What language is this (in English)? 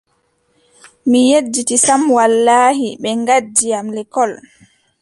Adamawa Fulfulde